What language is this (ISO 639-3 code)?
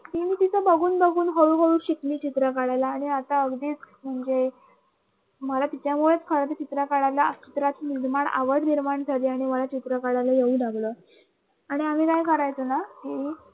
mar